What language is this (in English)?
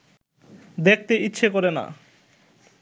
Bangla